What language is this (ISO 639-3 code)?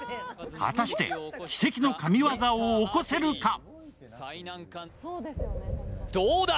jpn